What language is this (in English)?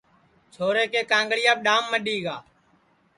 Sansi